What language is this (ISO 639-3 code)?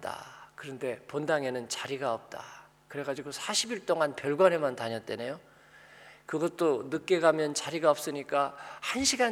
kor